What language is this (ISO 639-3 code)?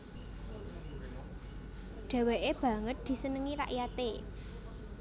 jav